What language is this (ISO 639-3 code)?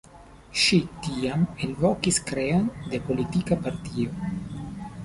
epo